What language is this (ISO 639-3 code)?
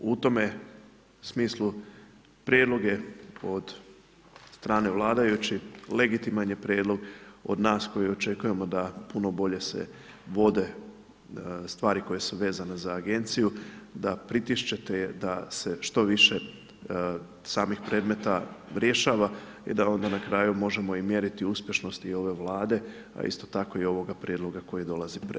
hrv